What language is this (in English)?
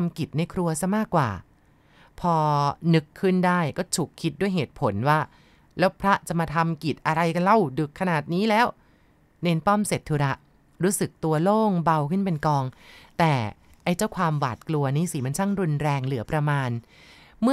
Thai